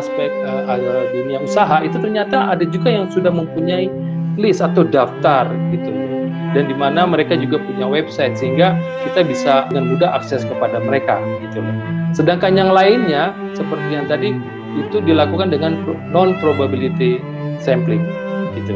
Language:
Indonesian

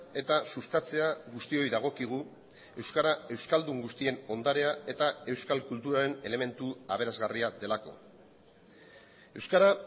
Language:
Basque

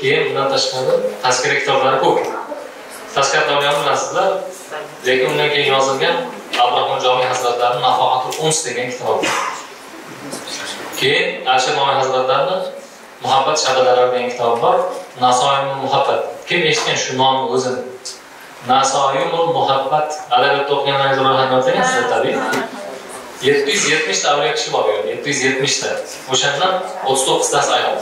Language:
Turkish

